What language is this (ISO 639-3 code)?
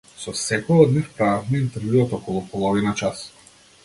mkd